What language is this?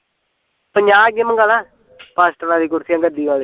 Punjabi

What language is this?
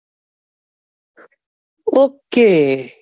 Gujarati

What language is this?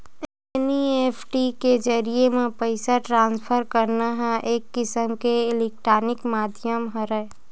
Chhattisgarhi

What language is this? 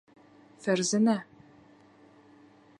Bashkir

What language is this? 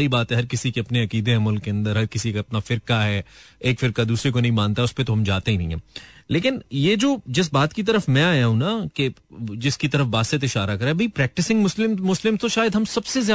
Hindi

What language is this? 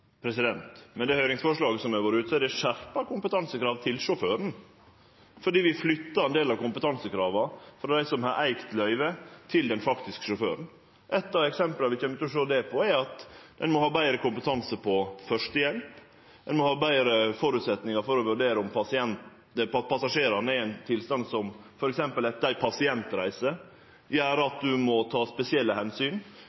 Norwegian Nynorsk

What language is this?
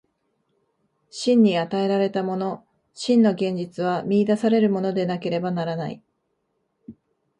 Japanese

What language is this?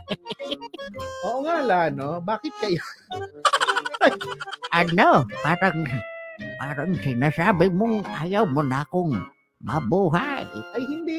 Filipino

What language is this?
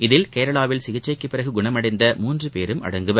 Tamil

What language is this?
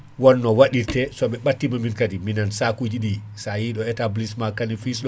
Fula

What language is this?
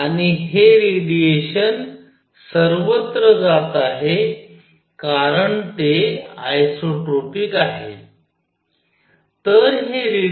Marathi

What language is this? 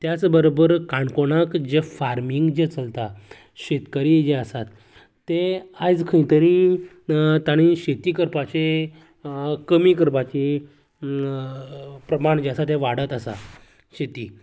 Konkani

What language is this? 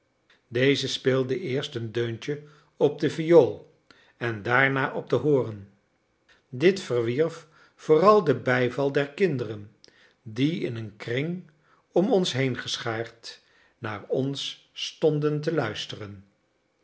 Dutch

